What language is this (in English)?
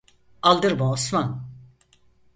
Turkish